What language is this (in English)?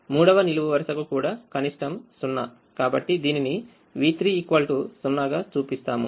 Telugu